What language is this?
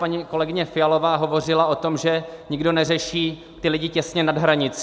Czech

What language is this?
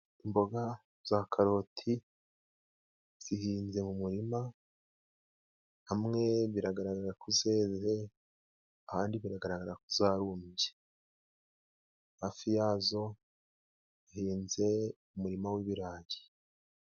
Kinyarwanda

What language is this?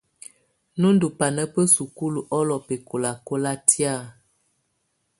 Tunen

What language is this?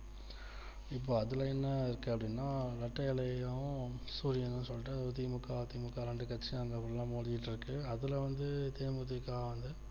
Tamil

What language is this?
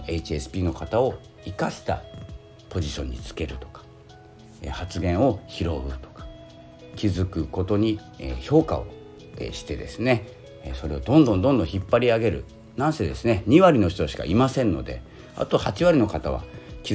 Japanese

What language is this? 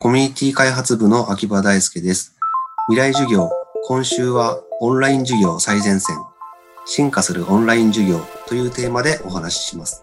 Japanese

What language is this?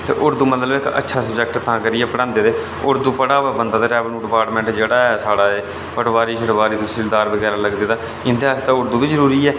Dogri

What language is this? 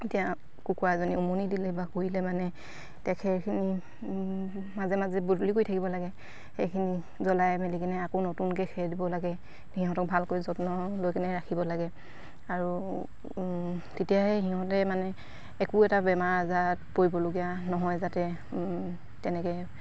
Assamese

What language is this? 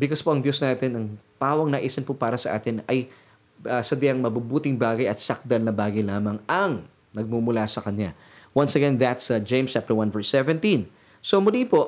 Filipino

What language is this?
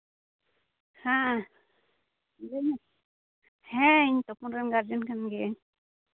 Santali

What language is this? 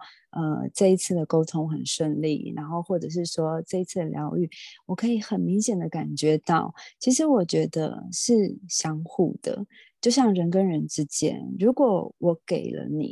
Chinese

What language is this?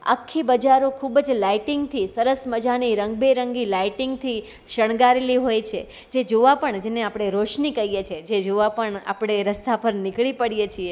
Gujarati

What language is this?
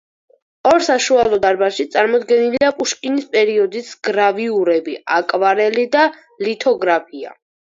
Georgian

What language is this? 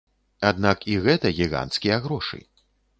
Belarusian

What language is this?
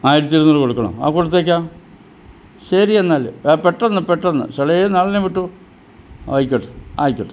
Malayalam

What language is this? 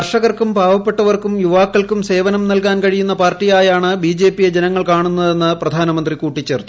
Malayalam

